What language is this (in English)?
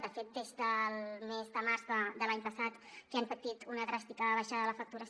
Catalan